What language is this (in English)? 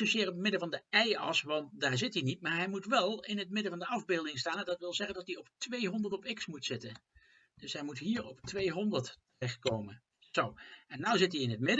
Dutch